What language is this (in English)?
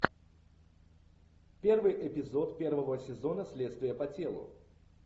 Russian